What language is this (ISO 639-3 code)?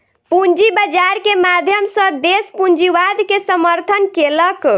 mai